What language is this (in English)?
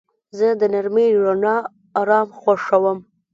Pashto